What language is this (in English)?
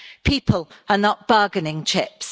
English